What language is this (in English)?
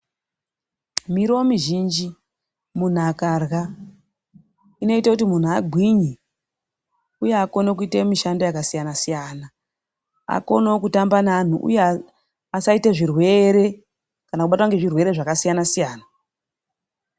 Ndau